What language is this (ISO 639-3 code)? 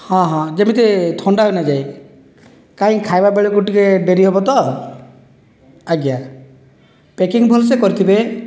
ori